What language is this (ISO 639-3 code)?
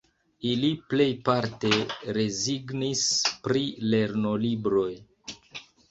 epo